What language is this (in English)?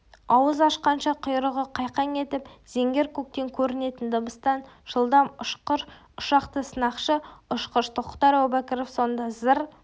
Kazakh